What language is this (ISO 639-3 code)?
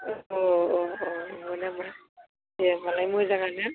brx